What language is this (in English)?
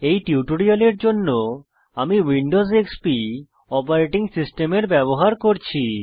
Bangla